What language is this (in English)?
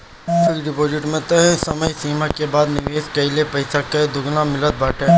Bhojpuri